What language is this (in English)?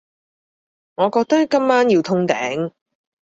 Cantonese